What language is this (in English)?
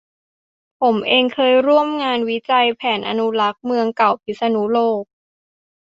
Thai